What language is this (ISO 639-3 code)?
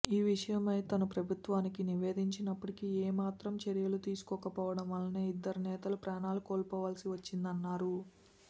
tel